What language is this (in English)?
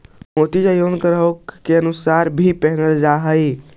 Magahi